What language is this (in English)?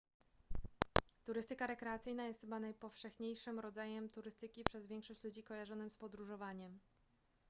Polish